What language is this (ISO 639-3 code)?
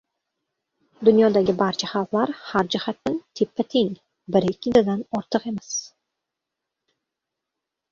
uzb